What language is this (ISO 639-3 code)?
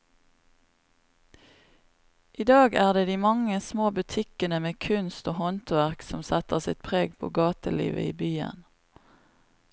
nor